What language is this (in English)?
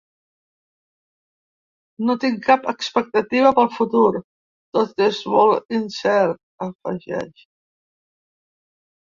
Catalan